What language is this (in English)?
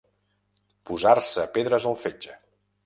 Catalan